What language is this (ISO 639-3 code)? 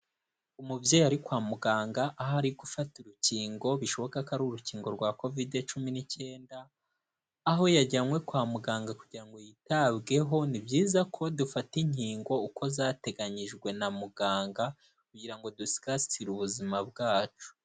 kin